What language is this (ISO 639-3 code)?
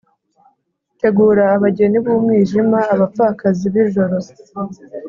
kin